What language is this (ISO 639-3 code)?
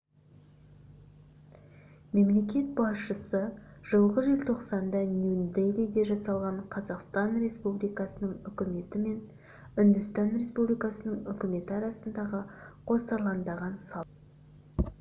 kaz